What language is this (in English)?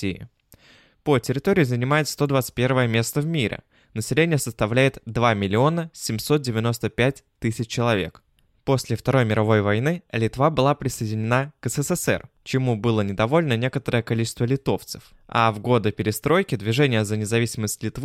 Russian